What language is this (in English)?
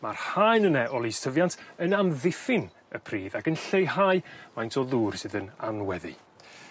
Welsh